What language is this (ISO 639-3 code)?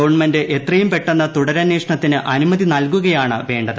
mal